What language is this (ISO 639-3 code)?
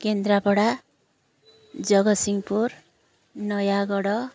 ori